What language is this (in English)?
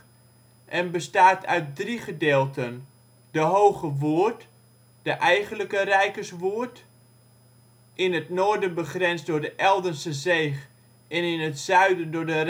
Dutch